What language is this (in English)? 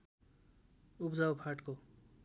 Nepali